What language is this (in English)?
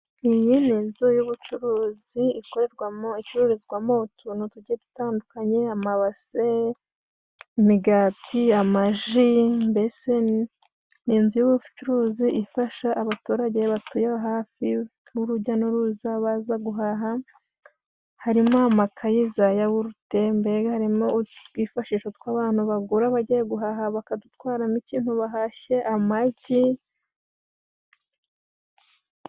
Kinyarwanda